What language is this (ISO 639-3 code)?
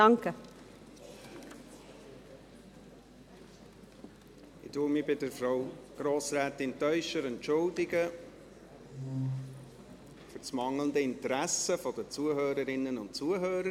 gsw